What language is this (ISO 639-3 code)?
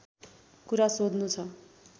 nep